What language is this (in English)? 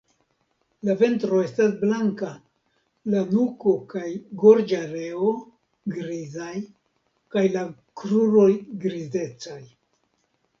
Esperanto